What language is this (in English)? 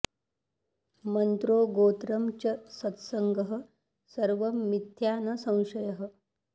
Sanskrit